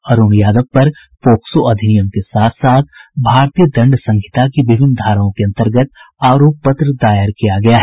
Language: Hindi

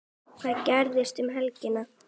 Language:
Icelandic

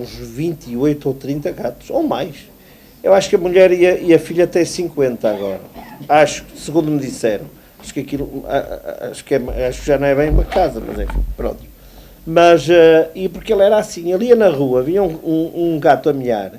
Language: Portuguese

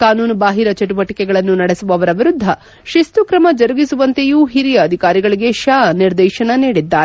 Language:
Kannada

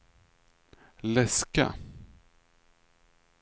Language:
Swedish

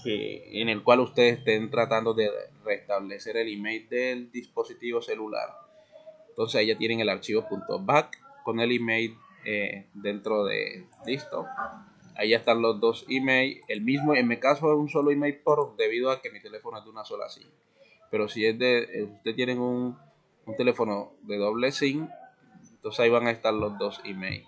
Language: Spanish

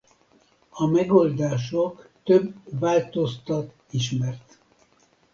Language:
Hungarian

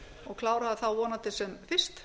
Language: Icelandic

